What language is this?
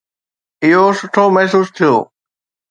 Sindhi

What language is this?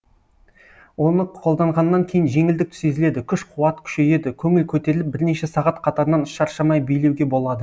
Kazakh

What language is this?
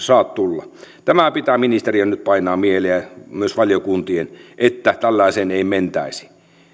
Finnish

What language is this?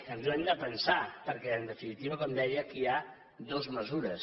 Catalan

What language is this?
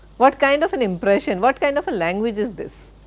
English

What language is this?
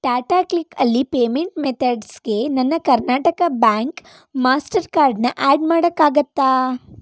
Kannada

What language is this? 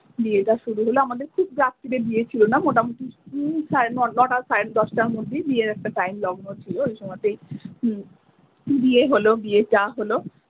Bangla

